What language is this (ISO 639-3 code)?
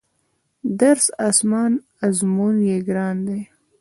pus